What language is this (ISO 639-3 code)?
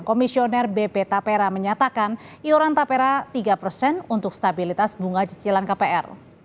ind